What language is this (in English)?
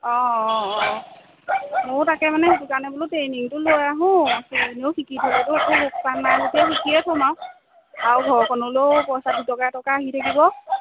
Assamese